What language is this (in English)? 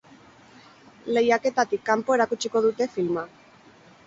Basque